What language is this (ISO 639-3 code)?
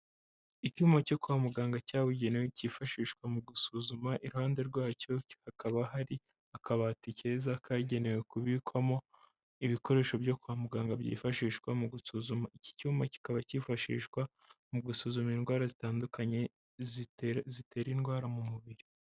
kin